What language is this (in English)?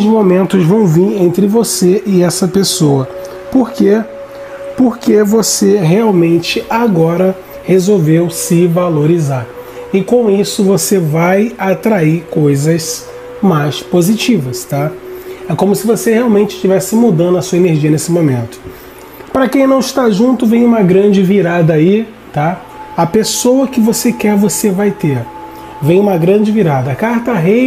Portuguese